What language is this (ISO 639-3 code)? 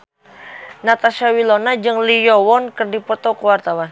sun